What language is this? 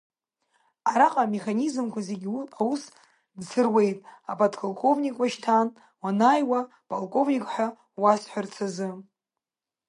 Abkhazian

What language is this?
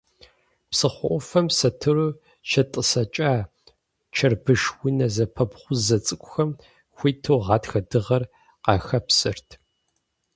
Kabardian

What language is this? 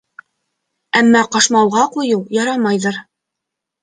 Bashkir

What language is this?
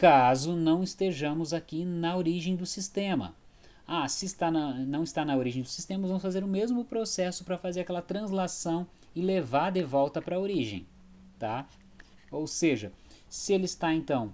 Portuguese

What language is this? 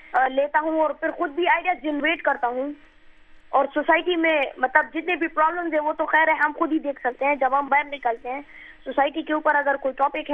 Urdu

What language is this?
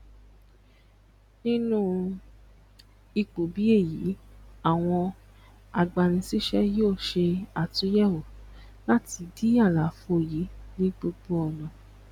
Yoruba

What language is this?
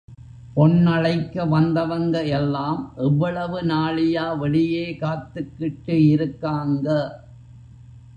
Tamil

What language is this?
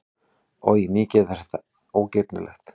Icelandic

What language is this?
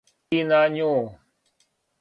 Serbian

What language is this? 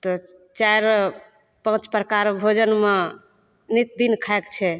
Maithili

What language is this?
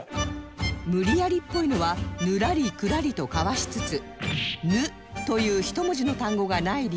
Japanese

